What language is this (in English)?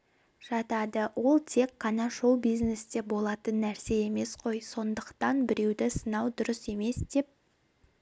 Kazakh